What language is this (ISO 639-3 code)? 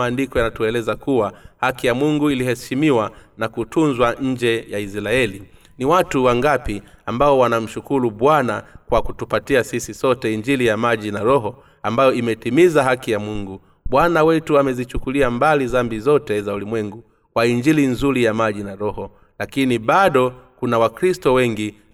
swa